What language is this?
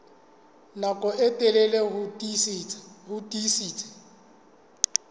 Southern Sotho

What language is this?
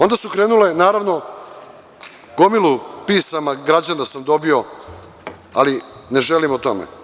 Serbian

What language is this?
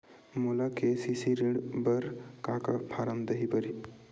Chhattisgarhi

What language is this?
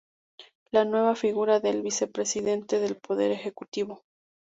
Spanish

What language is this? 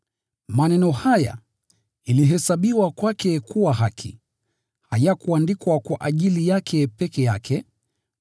Swahili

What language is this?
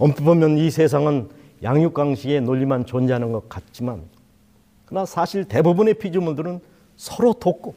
Korean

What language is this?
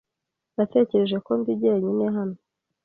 Kinyarwanda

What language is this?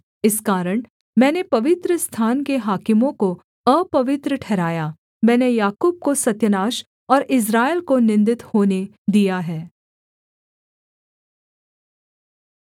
Hindi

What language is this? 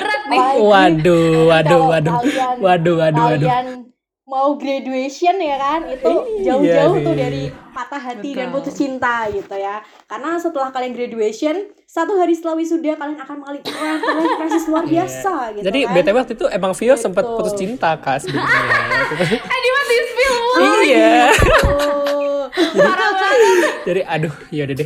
Indonesian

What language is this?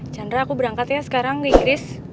Indonesian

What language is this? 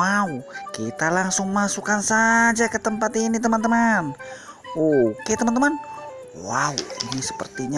Indonesian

